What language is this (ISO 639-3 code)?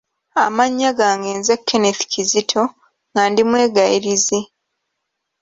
lug